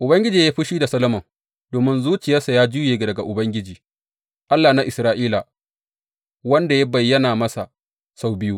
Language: Hausa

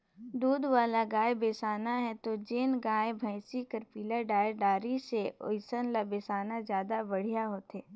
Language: Chhattisgarhi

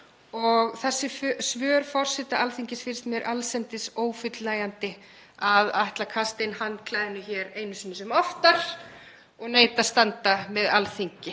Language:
Icelandic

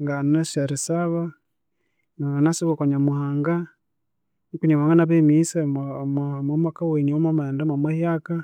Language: Konzo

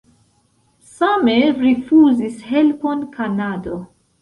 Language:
Esperanto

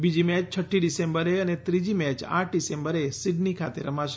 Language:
Gujarati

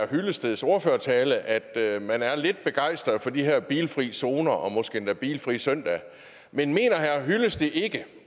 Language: Danish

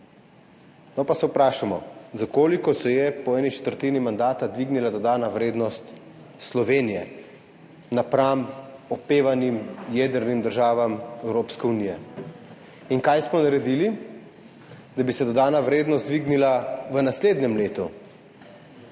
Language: Slovenian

